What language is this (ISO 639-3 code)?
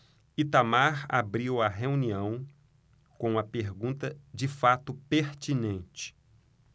por